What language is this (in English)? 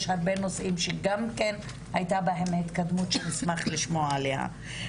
Hebrew